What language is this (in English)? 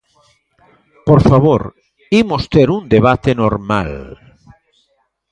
Galician